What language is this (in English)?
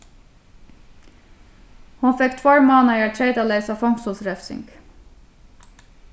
Faroese